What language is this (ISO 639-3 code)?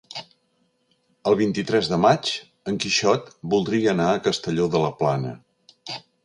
cat